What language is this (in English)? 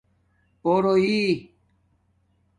Domaaki